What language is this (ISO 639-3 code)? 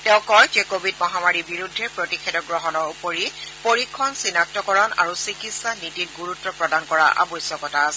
asm